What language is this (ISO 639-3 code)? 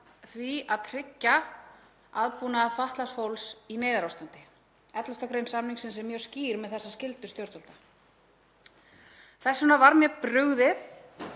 isl